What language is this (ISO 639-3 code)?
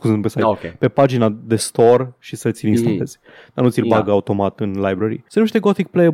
ron